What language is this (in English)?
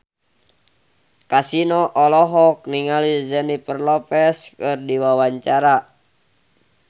Sundanese